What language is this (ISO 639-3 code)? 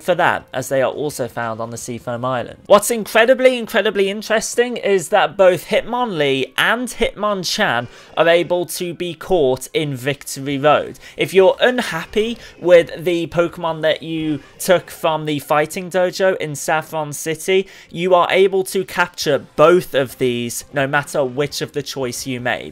eng